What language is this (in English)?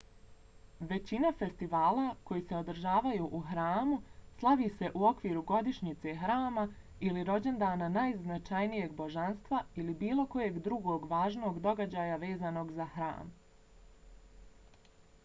Bosnian